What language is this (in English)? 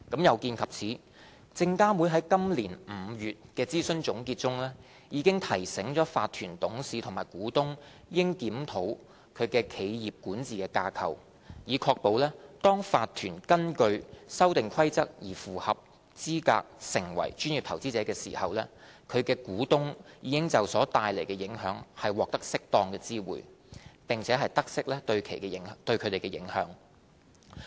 Cantonese